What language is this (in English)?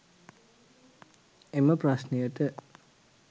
Sinhala